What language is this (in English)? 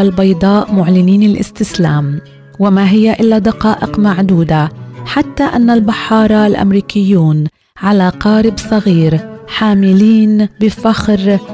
Arabic